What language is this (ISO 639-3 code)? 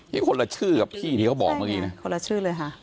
tha